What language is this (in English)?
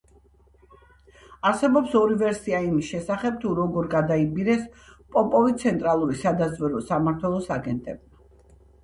Georgian